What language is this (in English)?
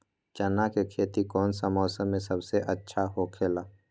Magahi